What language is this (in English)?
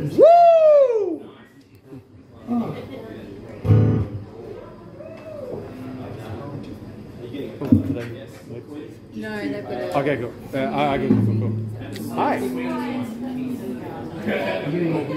English